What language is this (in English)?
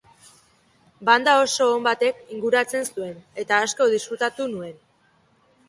Basque